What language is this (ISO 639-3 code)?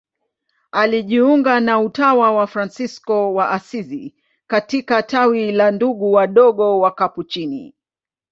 swa